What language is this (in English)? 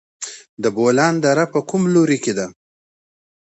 Pashto